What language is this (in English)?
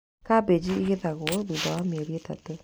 Kikuyu